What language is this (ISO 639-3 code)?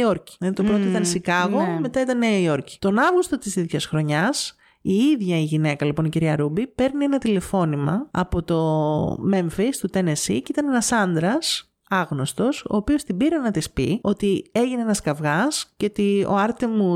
ell